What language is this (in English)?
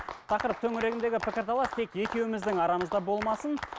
Kazakh